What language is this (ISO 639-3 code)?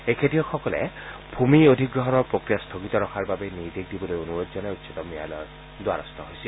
asm